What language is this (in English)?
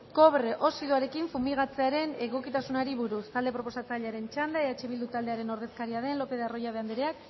Basque